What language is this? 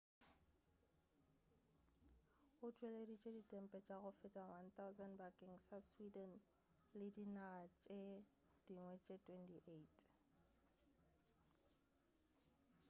Northern Sotho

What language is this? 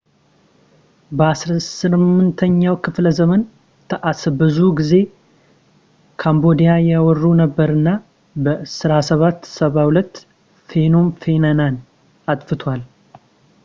Amharic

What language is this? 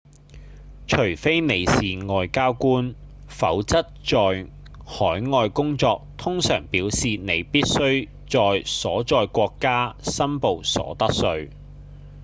Cantonese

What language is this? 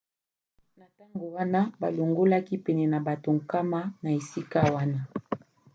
Lingala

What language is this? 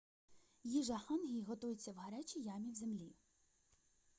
Ukrainian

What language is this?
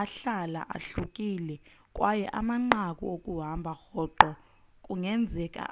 Xhosa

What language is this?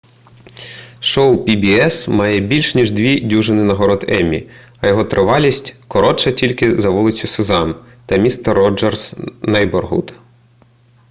Ukrainian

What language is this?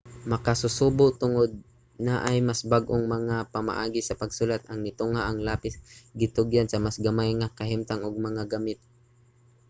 Cebuano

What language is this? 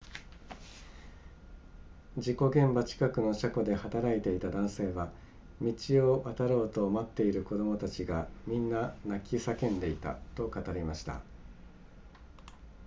Japanese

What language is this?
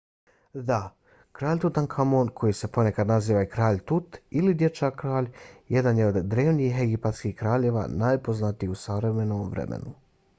Bosnian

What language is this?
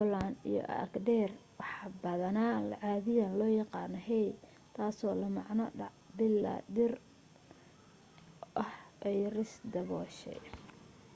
Somali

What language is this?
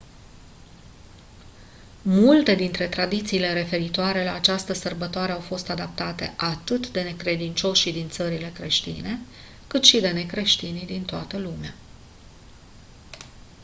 Romanian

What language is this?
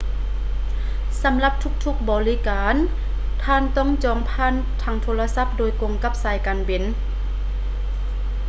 Lao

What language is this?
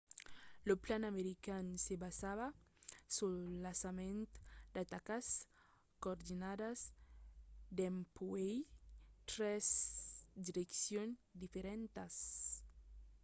Occitan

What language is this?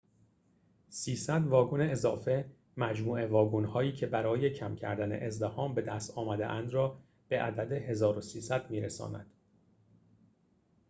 Persian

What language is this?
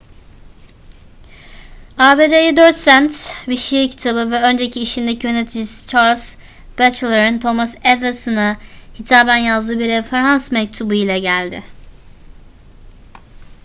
Turkish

